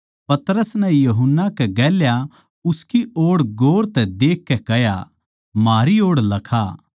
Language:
Haryanvi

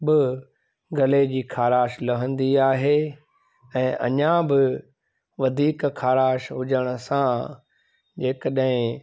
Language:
Sindhi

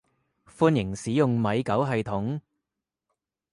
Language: Cantonese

